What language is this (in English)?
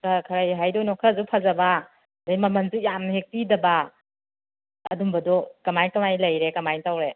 Manipuri